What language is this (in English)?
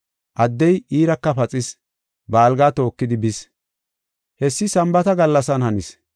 Gofa